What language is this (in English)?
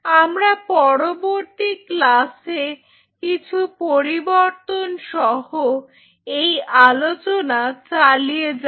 Bangla